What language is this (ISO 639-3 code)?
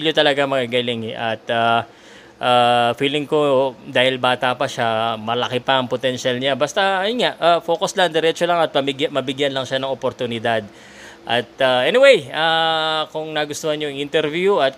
fil